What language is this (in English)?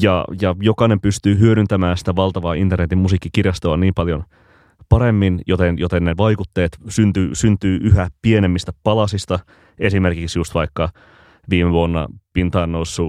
Finnish